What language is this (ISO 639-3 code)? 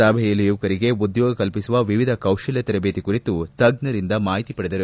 kan